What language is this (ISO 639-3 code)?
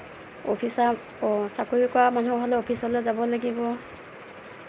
asm